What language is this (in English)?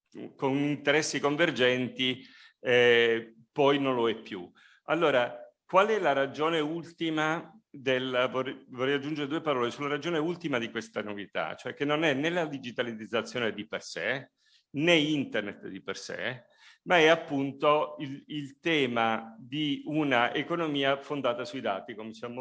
Italian